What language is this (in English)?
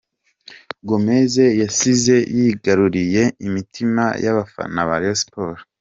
Kinyarwanda